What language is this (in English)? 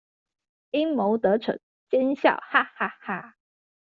Chinese